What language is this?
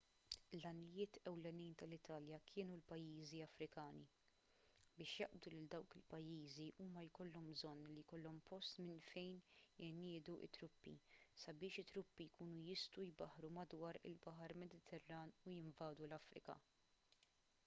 Maltese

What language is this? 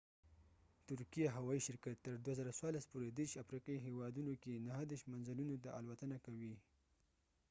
Pashto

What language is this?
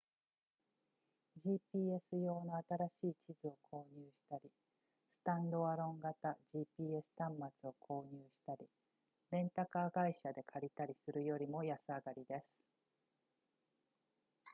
Japanese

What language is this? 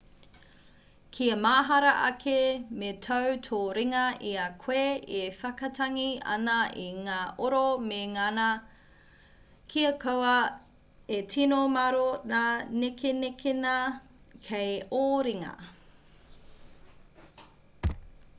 Māori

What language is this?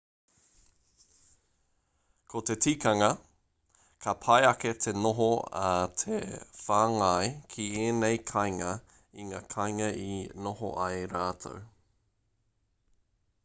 Māori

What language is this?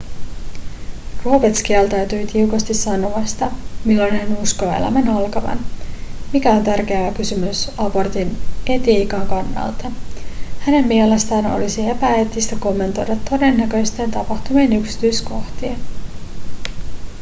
Finnish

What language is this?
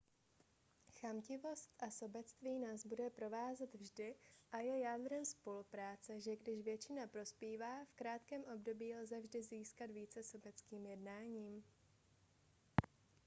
Czech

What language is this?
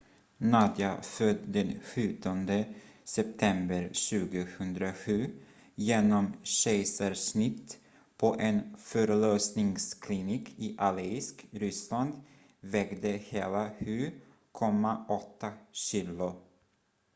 Swedish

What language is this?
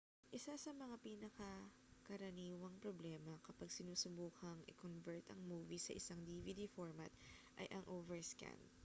Filipino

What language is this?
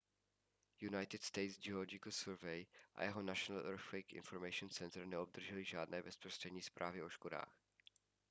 Czech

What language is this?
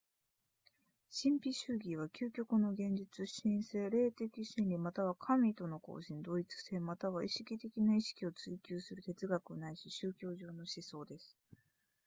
Japanese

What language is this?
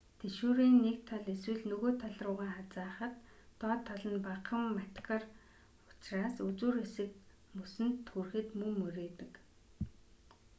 Mongolian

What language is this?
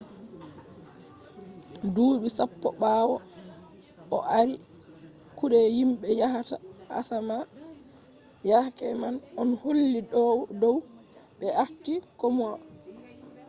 Fula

